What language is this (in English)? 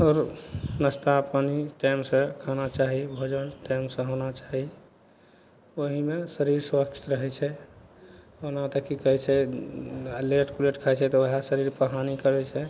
Maithili